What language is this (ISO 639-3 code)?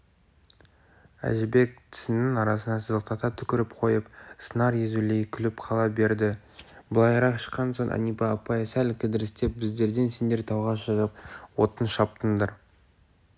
kaz